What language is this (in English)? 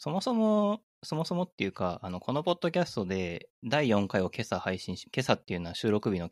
Japanese